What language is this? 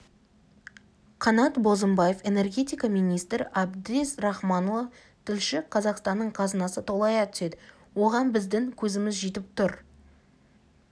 Kazakh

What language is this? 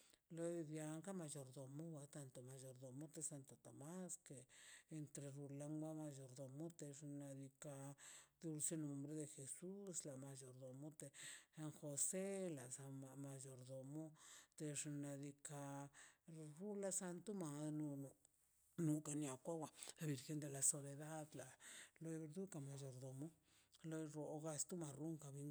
Mazaltepec Zapotec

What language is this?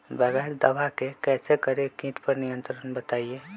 Magahi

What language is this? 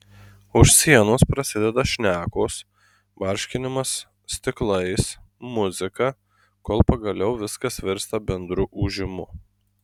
Lithuanian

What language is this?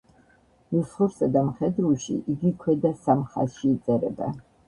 Georgian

